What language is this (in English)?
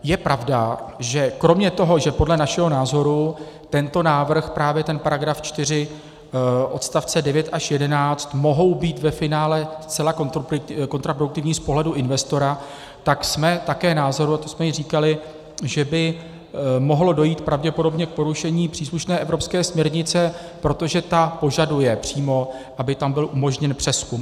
Czech